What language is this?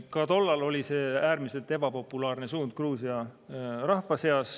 Estonian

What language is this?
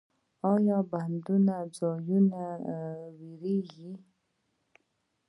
Pashto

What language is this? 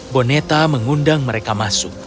Indonesian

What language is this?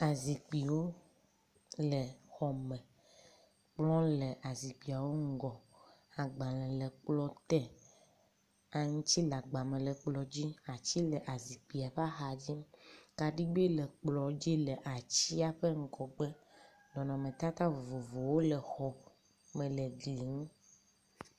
Ewe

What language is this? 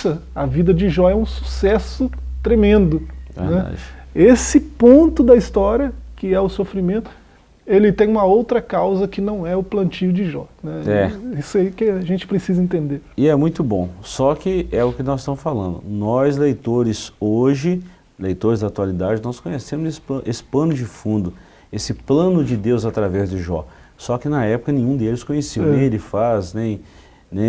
Portuguese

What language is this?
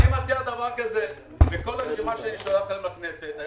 Hebrew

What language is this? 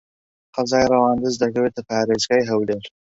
Central Kurdish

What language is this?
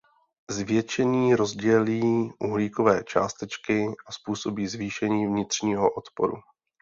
Czech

